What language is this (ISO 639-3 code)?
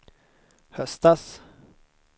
swe